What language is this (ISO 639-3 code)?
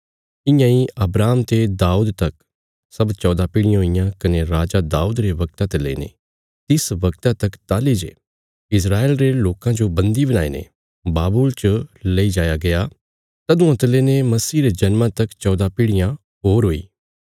kfs